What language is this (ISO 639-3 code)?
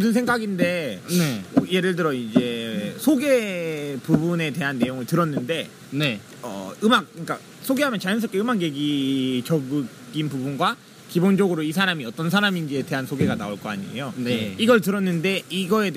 kor